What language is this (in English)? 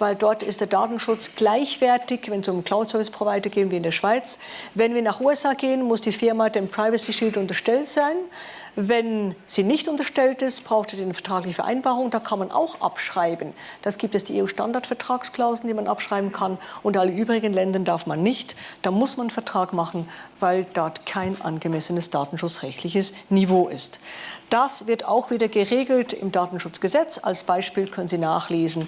German